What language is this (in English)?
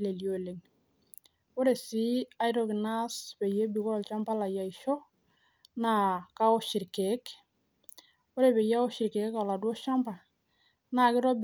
Masai